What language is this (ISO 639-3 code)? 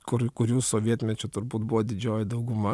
lit